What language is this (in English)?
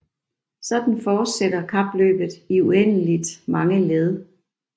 Danish